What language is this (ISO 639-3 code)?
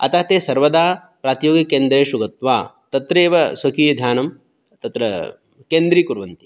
san